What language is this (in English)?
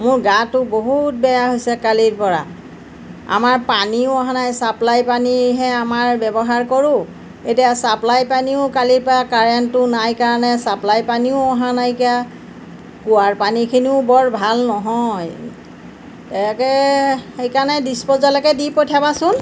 Assamese